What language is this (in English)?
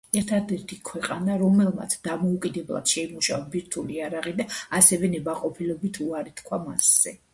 Georgian